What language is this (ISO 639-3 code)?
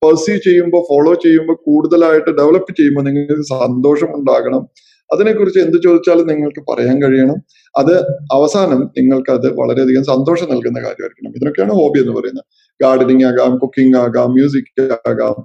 mal